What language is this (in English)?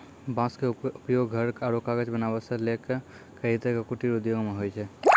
Maithili